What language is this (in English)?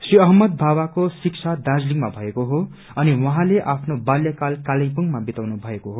Nepali